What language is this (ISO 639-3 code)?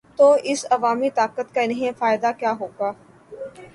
urd